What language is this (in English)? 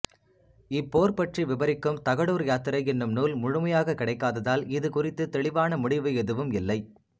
Tamil